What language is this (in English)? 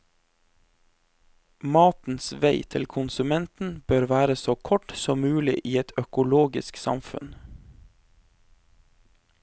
Norwegian